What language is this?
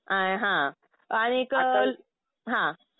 Marathi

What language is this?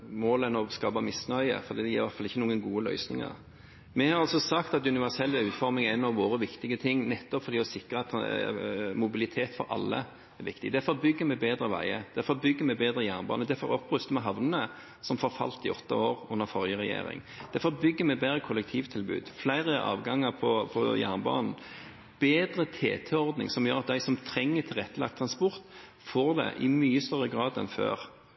Norwegian Bokmål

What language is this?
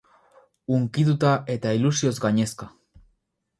Basque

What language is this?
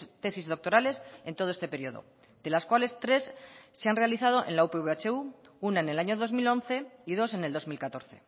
Spanish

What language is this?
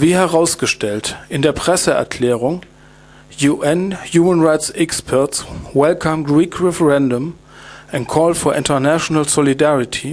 German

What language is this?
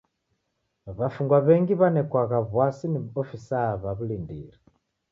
Taita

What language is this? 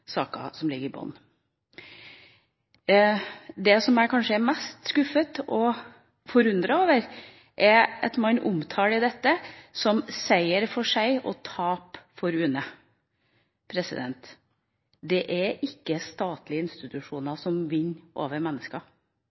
Norwegian Bokmål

